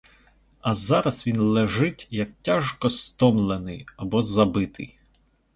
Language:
Ukrainian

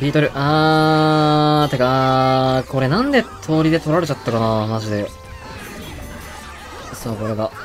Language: Japanese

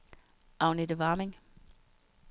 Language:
Danish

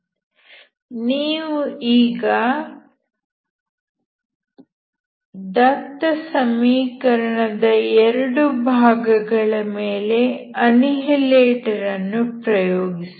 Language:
Kannada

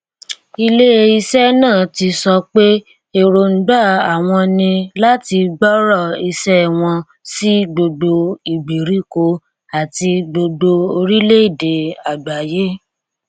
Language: Yoruba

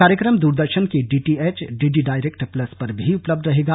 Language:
Hindi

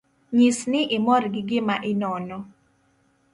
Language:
Luo (Kenya and Tanzania)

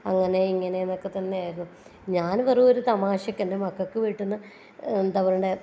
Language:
Malayalam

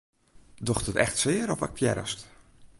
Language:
Western Frisian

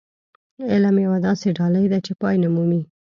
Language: Pashto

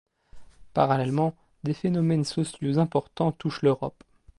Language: French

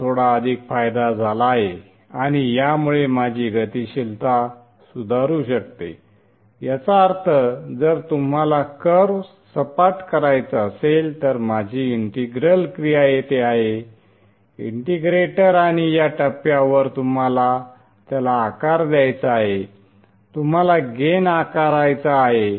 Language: Marathi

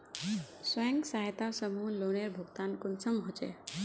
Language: Magahi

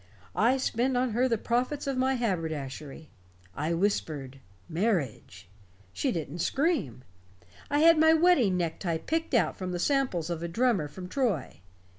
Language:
English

